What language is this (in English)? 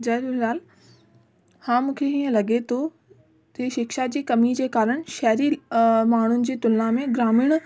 Sindhi